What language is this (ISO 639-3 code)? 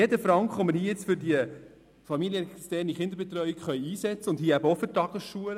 gsw